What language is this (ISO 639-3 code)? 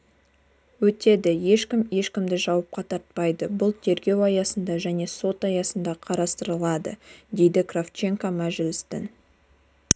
kaz